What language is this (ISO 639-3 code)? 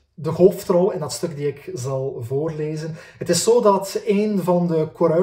nld